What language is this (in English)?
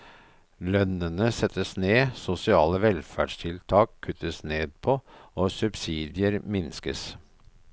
Norwegian